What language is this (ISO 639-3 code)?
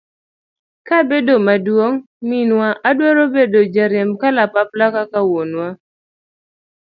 luo